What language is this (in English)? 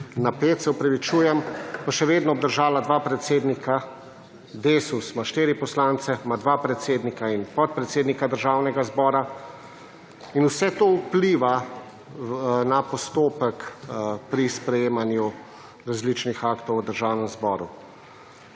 Slovenian